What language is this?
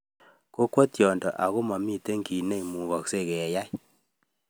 Kalenjin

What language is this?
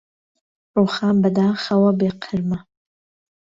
Central Kurdish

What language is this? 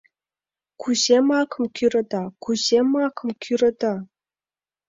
Mari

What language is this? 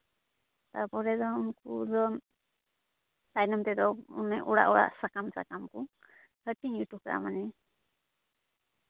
Santali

